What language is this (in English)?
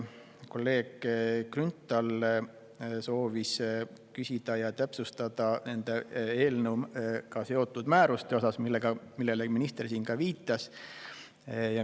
Estonian